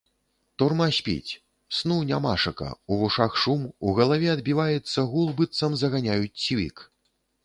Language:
Belarusian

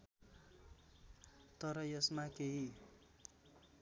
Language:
Nepali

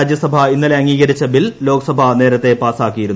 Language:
Malayalam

